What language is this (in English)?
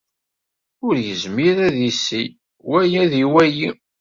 Kabyle